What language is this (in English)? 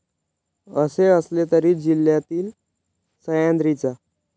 Marathi